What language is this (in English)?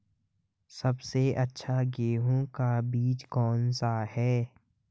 Hindi